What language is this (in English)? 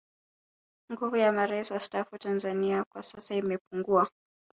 Swahili